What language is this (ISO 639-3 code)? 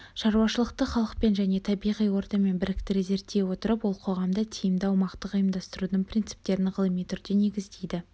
kaz